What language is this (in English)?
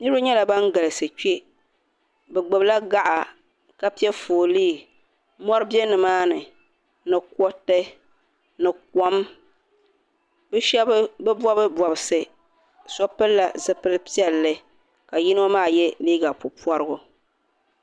Dagbani